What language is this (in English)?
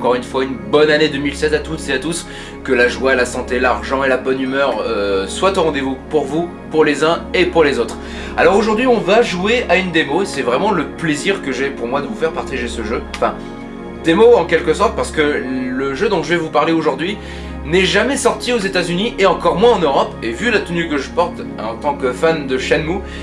French